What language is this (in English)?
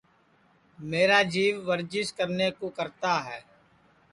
Sansi